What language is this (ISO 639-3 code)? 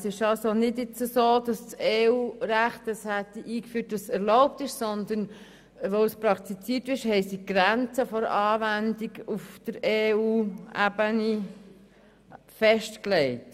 gsw